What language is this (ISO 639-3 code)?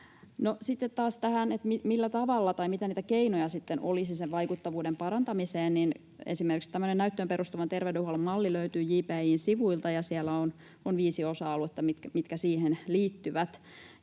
fin